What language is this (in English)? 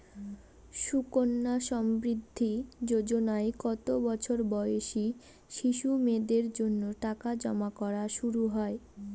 Bangla